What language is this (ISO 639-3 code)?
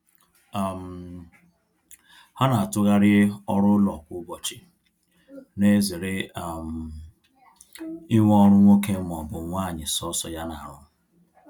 ibo